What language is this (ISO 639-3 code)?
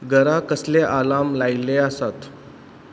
kok